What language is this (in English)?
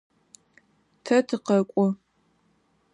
Adyghe